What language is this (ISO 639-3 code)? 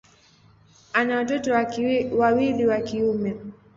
swa